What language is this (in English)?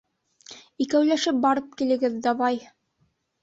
Bashkir